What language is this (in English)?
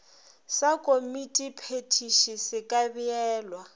Northern Sotho